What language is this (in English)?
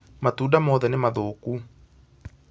Kikuyu